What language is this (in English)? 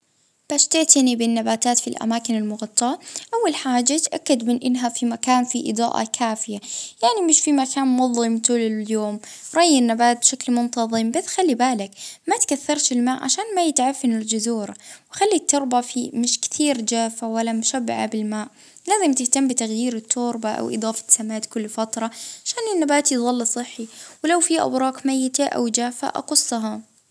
Libyan Arabic